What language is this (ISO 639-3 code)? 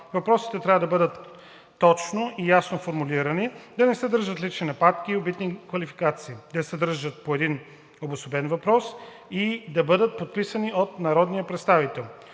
bul